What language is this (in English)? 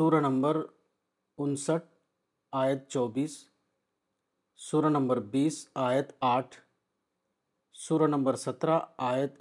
Urdu